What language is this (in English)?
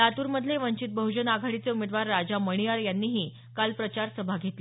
Marathi